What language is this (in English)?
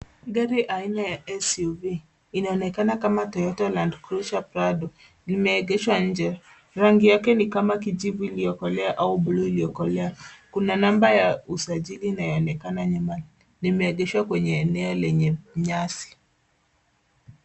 Swahili